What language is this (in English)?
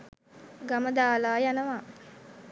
Sinhala